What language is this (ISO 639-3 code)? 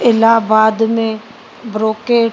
snd